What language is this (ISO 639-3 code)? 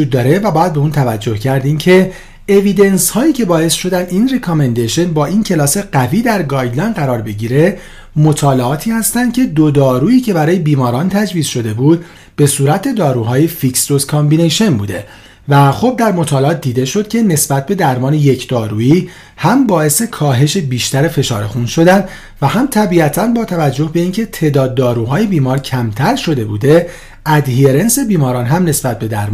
fas